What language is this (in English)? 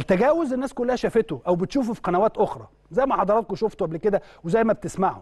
Arabic